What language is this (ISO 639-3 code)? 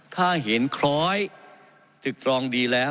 tha